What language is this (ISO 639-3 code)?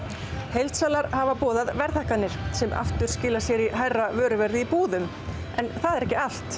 isl